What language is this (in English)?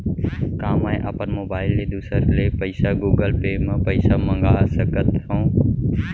Chhattisgarhi